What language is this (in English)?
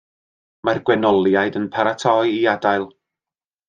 Welsh